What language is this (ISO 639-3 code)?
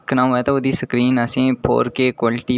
doi